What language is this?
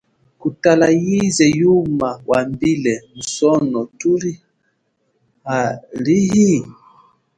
Chokwe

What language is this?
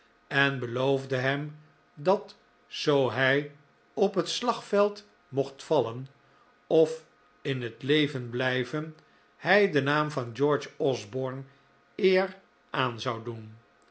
Dutch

